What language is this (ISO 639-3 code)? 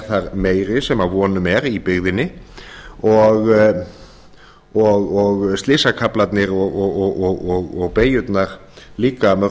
isl